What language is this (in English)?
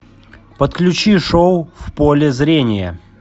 Russian